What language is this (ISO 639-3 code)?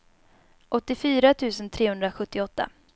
swe